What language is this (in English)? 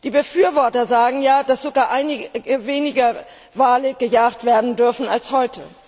German